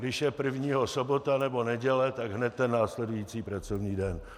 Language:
Czech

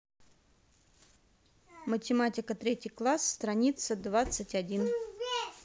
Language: Russian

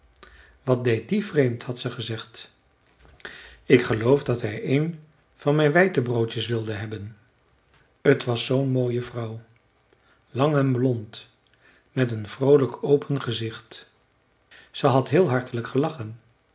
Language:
Dutch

